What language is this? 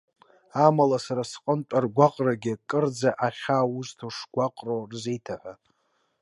Abkhazian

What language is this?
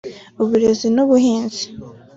Kinyarwanda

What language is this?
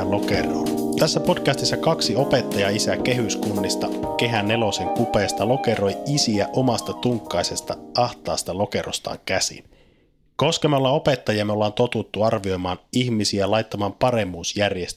Finnish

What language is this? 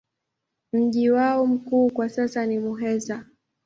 Swahili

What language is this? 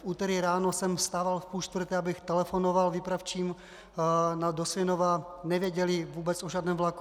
Czech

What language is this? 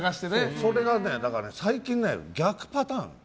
Japanese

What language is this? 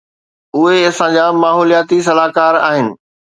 Sindhi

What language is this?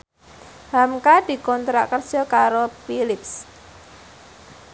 Javanese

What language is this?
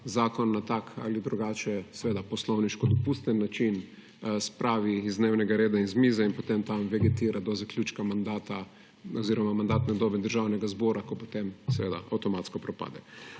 Slovenian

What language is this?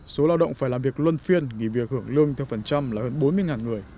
Vietnamese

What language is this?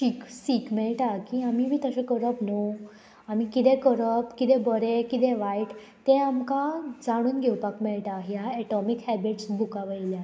Konkani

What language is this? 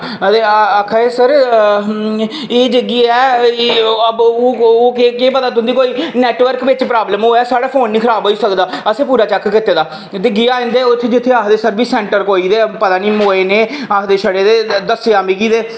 Dogri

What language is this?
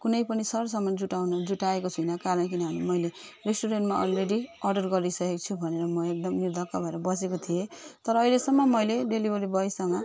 Nepali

